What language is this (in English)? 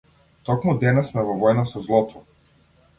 Macedonian